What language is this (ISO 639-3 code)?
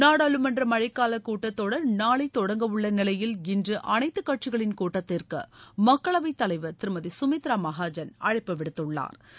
tam